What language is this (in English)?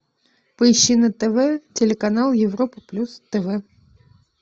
Russian